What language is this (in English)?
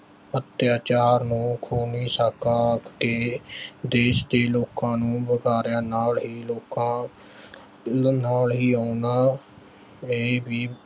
Punjabi